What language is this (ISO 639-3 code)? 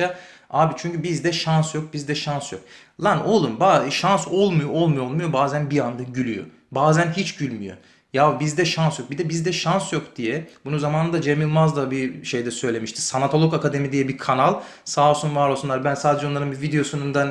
tur